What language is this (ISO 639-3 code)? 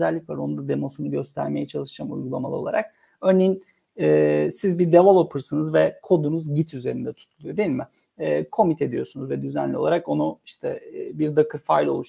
tur